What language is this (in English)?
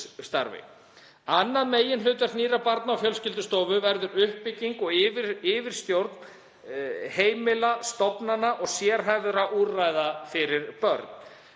Icelandic